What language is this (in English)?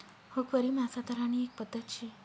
Marathi